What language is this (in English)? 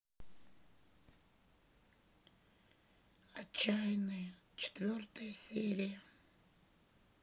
Russian